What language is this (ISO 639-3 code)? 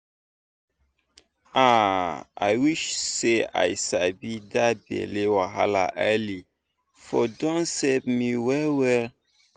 pcm